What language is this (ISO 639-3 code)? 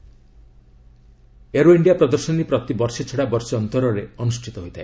ori